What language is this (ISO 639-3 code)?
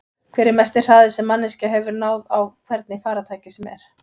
isl